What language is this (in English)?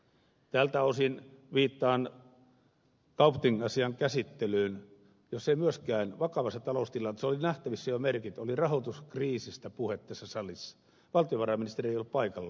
Finnish